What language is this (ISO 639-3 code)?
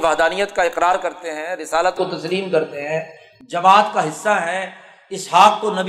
urd